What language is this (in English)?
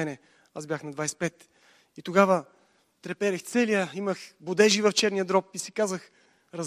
Bulgarian